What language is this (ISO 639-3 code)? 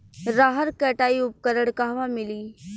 bho